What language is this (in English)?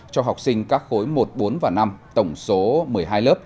Vietnamese